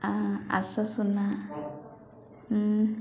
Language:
Odia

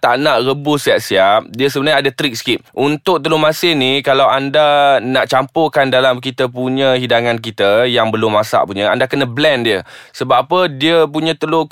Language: Malay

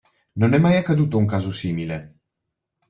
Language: Italian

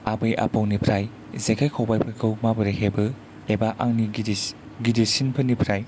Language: Bodo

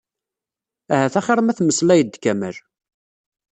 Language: Kabyle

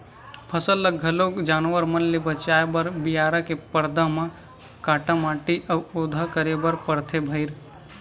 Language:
Chhattisgarhi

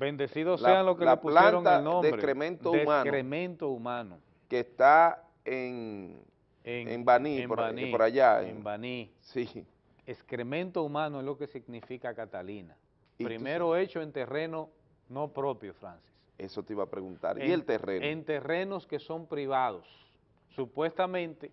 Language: Spanish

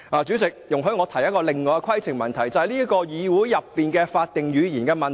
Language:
Cantonese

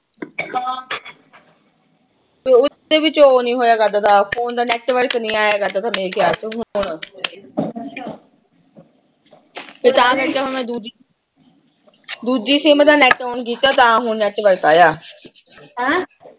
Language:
Punjabi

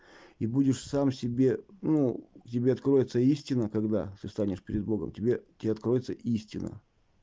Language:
Russian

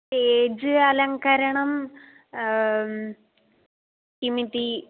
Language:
Sanskrit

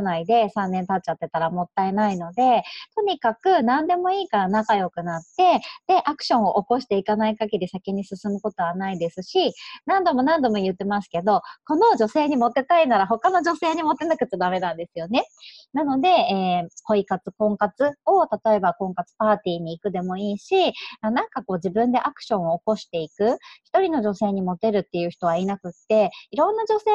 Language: Japanese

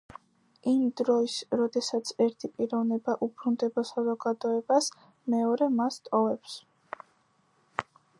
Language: Georgian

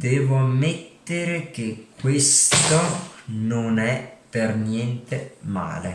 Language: Italian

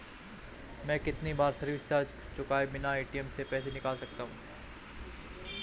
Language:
Hindi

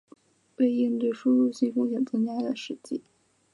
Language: Chinese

